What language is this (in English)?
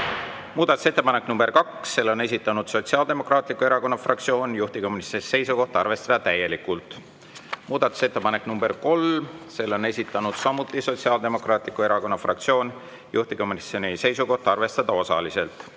Estonian